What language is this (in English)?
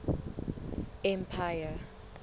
Southern Sotho